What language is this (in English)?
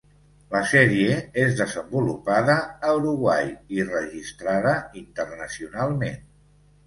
Catalan